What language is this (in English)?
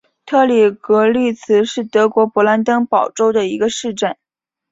Chinese